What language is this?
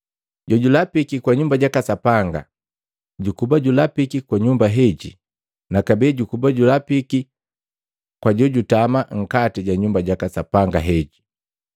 Matengo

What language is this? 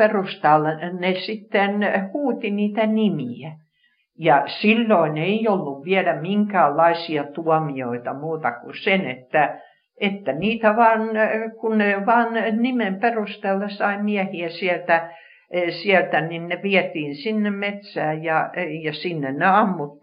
Finnish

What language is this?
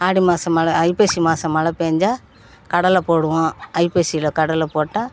Tamil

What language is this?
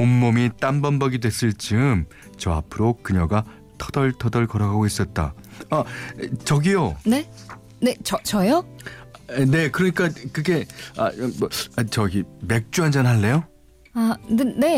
Korean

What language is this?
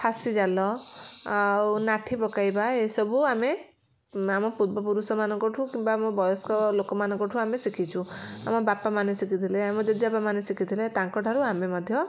Odia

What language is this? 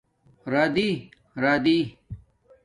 Domaaki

